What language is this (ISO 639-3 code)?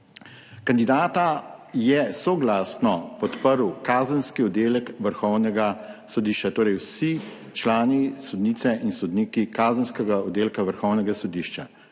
slv